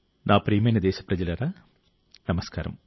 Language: Telugu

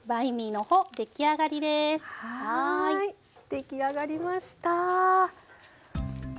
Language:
Japanese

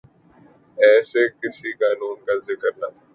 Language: Urdu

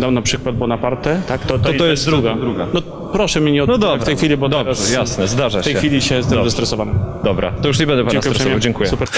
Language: Polish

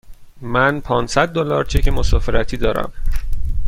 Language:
Persian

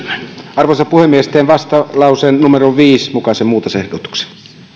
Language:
Finnish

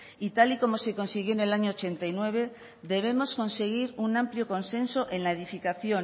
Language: Spanish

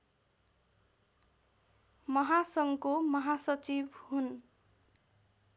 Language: Nepali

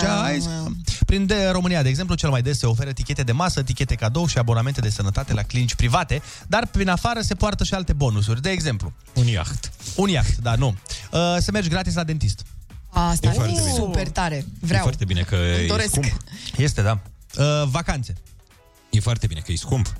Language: Romanian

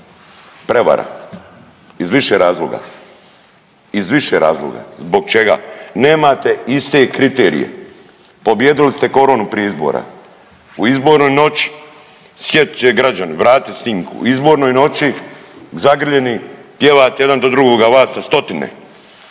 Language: Croatian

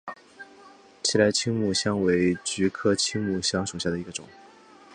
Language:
Chinese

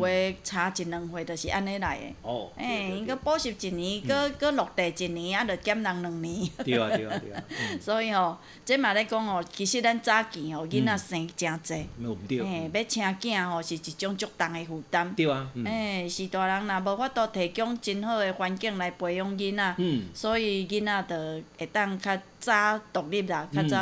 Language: Chinese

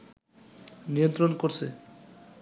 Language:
Bangla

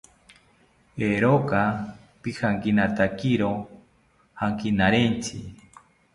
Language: South Ucayali Ashéninka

